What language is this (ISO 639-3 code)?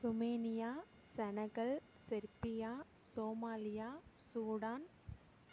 tam